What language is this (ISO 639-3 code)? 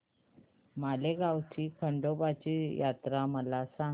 mar